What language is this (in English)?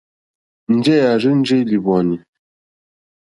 Mokpwe